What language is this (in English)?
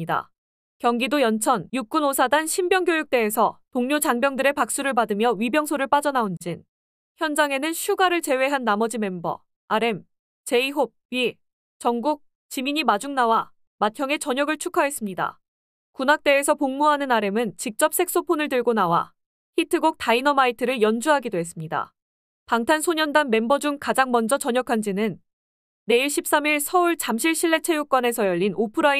Korean